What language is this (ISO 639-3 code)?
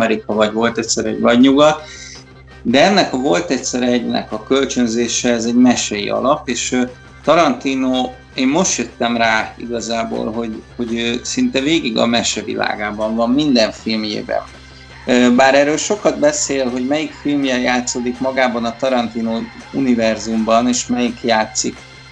hun